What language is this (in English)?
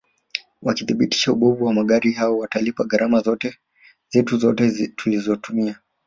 Swahili